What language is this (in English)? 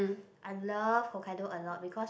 English